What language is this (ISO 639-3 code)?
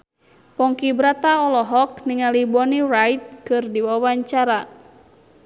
sun